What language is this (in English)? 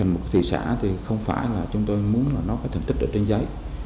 Vietnamese